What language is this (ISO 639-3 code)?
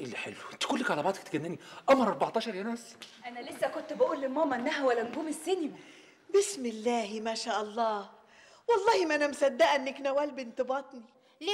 ara